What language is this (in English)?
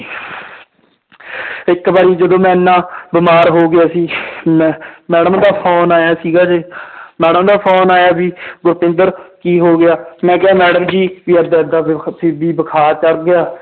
Punjabi